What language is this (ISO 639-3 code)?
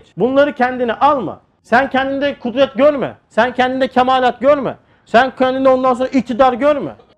tur